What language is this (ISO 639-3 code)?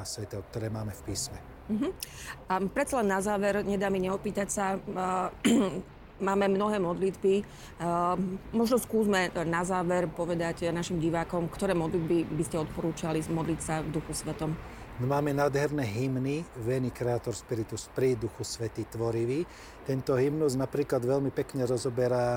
slk